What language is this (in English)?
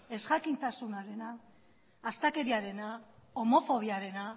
Basque